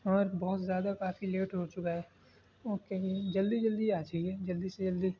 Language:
Urdu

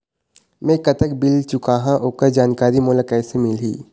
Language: Chhattisgarhi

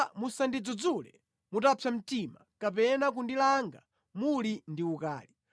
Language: Nyanja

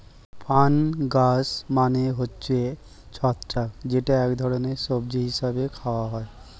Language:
Bangla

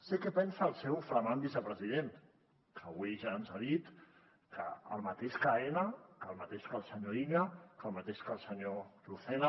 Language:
Catalan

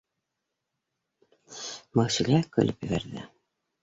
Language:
Bashkir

